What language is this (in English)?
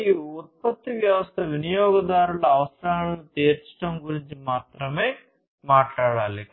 Telugu